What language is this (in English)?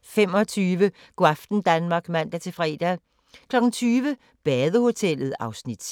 Danish